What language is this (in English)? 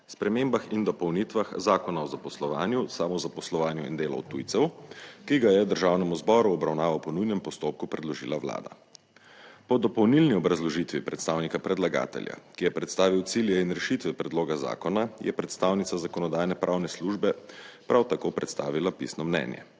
Slovenian